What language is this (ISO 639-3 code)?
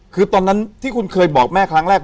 tha